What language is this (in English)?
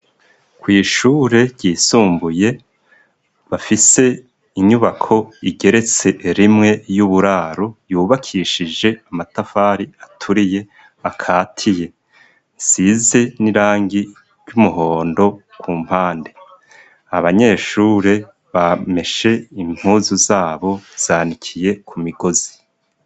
Rundi